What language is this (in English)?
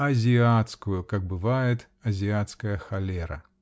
Russian